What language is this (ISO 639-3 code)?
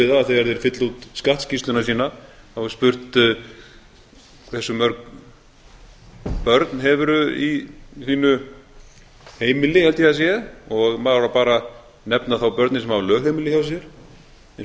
isl